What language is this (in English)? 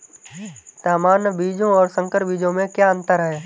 Hindi